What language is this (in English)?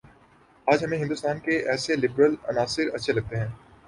Urdu